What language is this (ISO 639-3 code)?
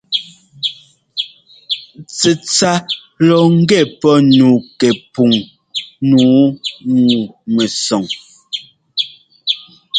jgo